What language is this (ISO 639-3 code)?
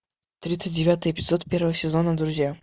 rus